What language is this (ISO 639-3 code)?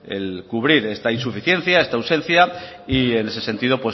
spa